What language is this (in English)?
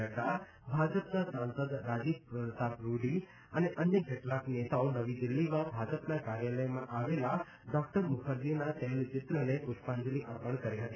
Gujarati